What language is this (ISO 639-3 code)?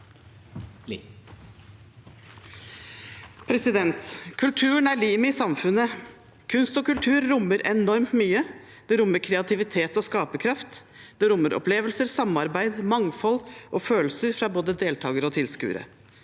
nor